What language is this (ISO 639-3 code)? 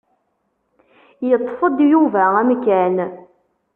kab